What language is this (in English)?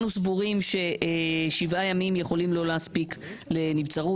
Hebrew